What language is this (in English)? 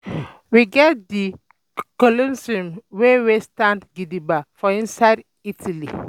Nigerian Pidgin